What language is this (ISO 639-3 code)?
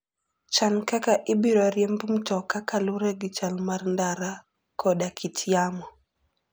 luo